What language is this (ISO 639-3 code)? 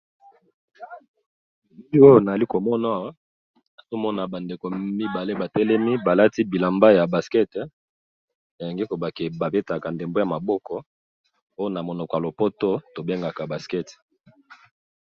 lin